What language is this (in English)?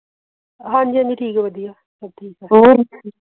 Punjabi